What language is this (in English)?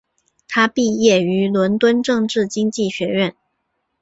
Chinese